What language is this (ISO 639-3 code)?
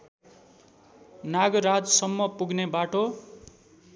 nep